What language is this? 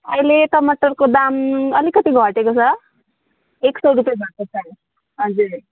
Nepali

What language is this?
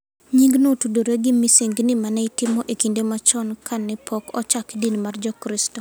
Luo (Kenya and Tanzania)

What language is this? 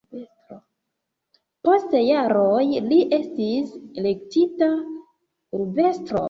Esperanto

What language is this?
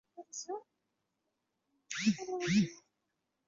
Chinese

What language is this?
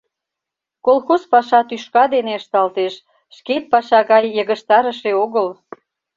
Mari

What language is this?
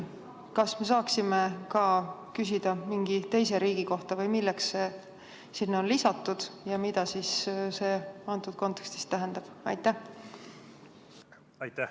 Estonian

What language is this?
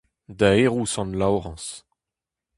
Breton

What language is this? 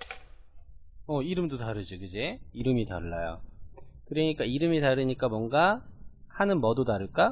Korean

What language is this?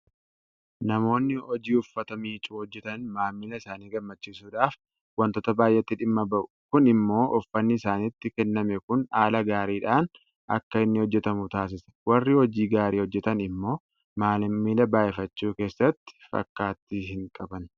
Oromo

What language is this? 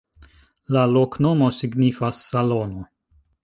Esperanto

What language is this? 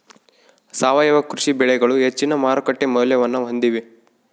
Kannada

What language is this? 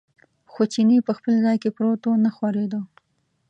Pashto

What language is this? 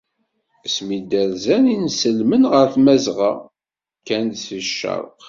Kabyle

